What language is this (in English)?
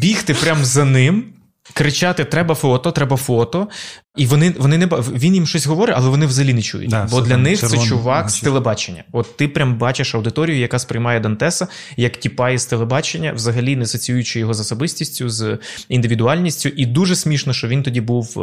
Ukrainian